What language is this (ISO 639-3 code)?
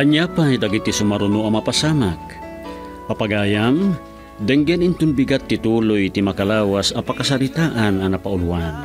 fil